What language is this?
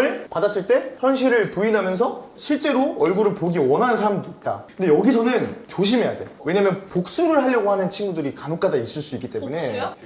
Korean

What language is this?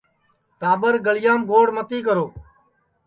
Sansi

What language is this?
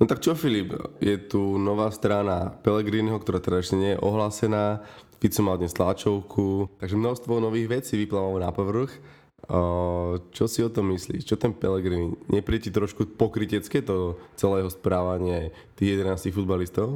Slovak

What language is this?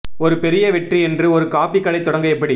Tamil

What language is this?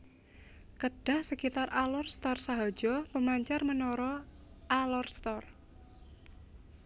Javanese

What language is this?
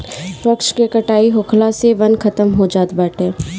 Bhojpuri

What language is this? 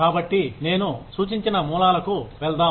Telugu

